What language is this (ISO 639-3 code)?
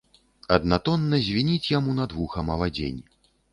bel